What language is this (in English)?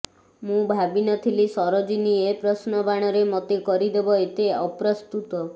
Odia